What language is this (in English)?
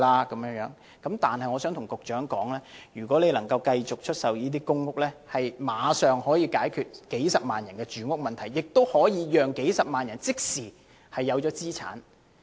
Cantonese